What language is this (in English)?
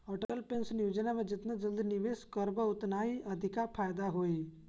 Bhojpuri